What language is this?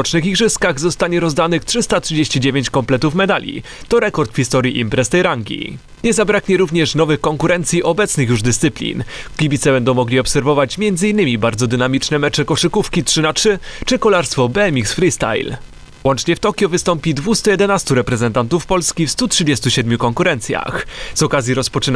Polish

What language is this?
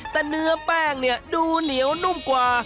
Thai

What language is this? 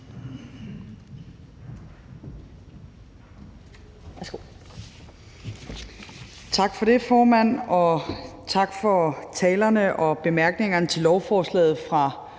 Danish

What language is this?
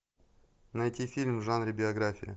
Russian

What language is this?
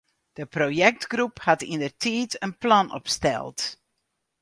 Western Frisian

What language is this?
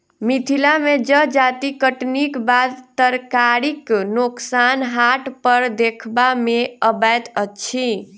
Maithili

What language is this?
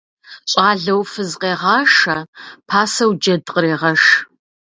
Kabardian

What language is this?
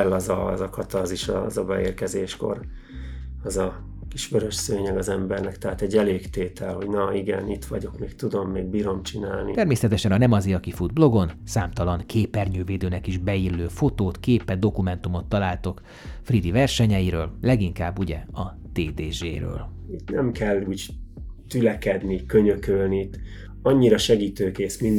Hungarian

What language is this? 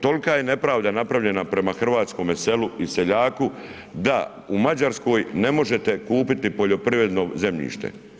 Croatian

